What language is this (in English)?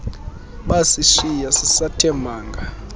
Xhosa